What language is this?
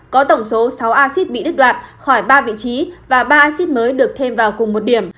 Vietnamese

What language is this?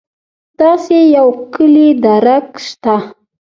Pashto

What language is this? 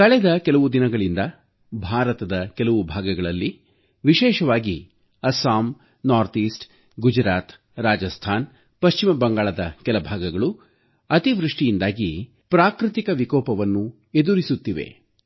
Kannada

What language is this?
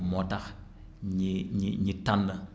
Wolof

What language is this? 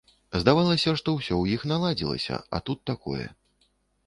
Belarusian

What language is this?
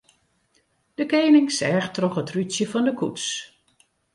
Western Frisian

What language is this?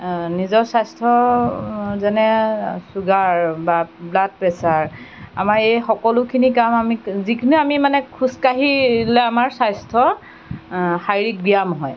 Assamese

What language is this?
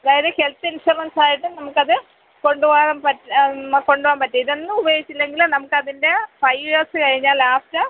Malayalam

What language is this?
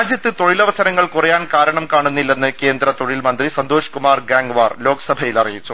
Malayalam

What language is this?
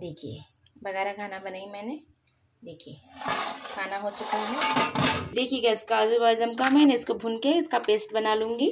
Hindi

